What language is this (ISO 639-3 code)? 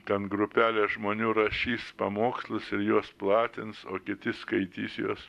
lit